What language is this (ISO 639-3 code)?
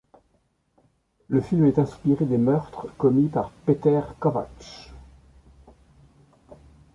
fra